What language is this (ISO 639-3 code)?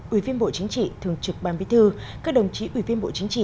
vie